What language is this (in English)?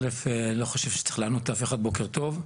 Hebrew